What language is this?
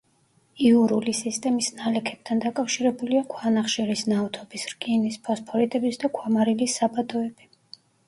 Georgian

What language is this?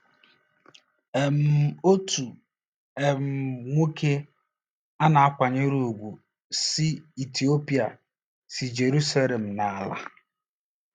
Igbo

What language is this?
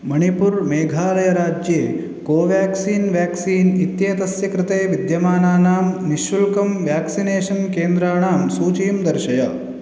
Sanskrit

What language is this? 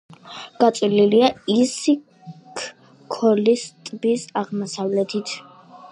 Georgian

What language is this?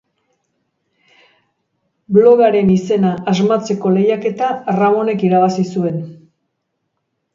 Basque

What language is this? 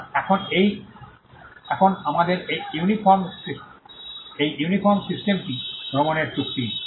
Bangla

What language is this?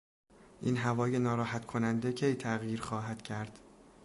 Persian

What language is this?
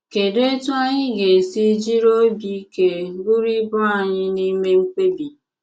Igbo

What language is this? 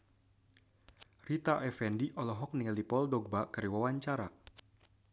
Sundanese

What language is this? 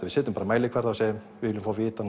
Icelandic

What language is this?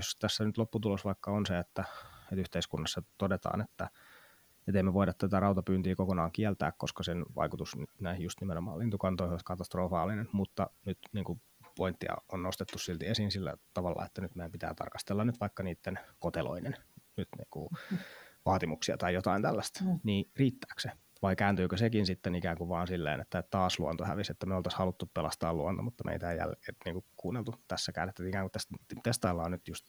Finnish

